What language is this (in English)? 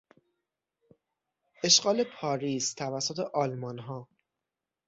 Persian